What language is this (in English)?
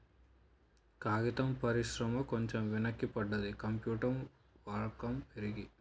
Telugu